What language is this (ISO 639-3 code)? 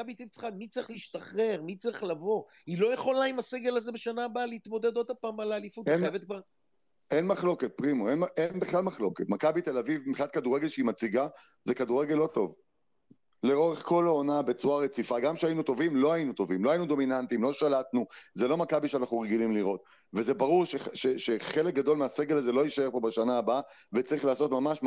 heb